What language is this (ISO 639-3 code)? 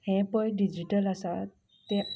kok